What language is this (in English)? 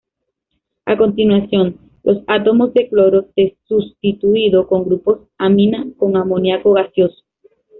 Spanish